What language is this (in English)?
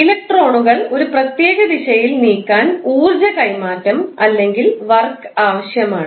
Malayalam